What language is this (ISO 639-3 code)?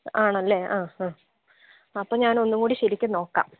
mal